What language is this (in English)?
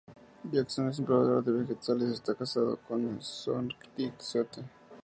Spanish